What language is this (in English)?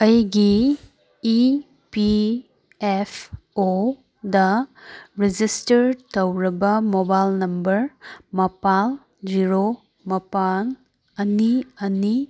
Manipuri